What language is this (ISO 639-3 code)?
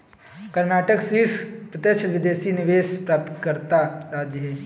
hin